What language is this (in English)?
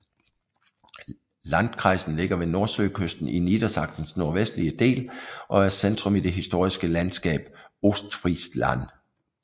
Danish